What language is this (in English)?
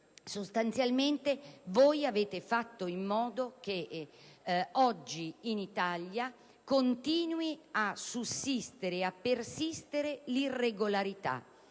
Italian